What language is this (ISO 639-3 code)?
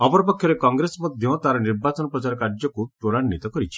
ori